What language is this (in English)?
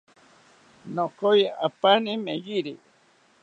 South Ucayali Ashéninka